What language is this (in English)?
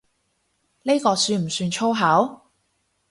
Cantonese